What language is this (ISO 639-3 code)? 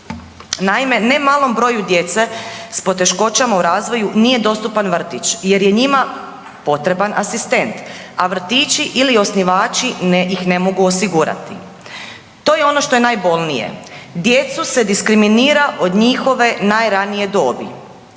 hrv